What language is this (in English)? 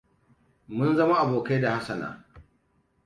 Hausa